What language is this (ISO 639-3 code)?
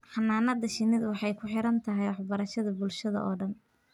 som